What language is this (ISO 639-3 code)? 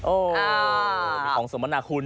tha